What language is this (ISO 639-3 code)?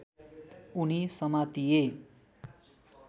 nep